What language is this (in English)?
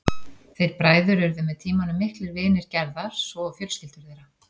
Icelandic